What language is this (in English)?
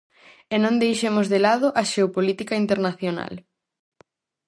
Galician